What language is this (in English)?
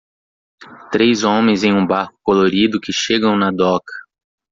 Portuguese